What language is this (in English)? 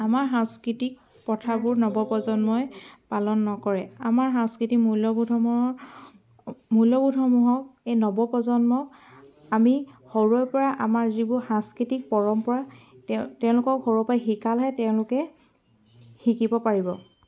Assamese